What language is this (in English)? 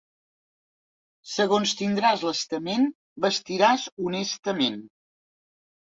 Catalan